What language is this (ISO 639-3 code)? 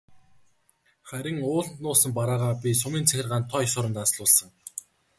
mon